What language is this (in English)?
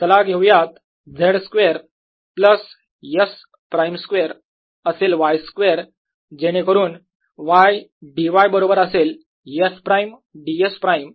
Marathi